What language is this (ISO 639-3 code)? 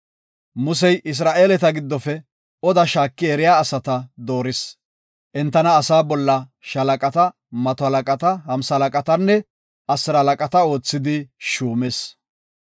gof